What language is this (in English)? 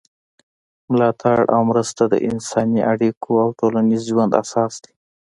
Pashto